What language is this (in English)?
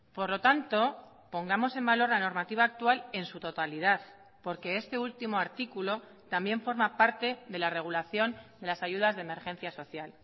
Spanish